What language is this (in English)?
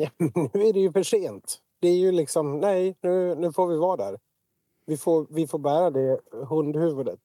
Swedish